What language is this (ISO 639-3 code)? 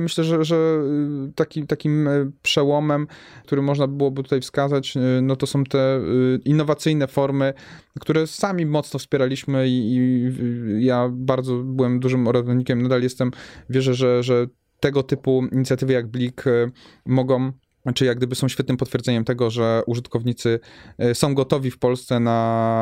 pol